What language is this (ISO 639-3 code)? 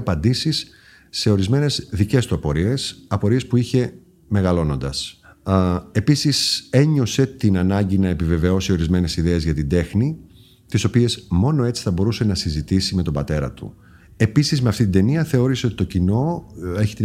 ell